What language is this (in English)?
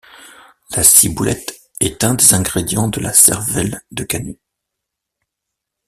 French